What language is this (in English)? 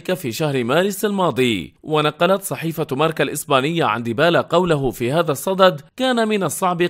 Arabic